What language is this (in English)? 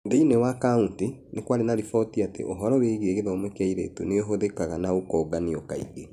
Kikuyu